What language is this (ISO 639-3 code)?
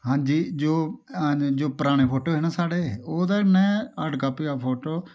doi